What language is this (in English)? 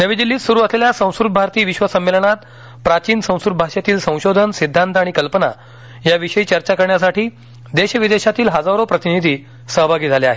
Marathi